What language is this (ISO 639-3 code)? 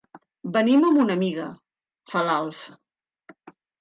cat